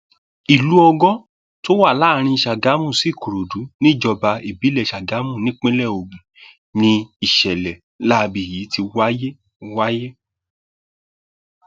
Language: Yoruba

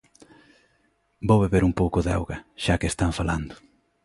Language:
Galician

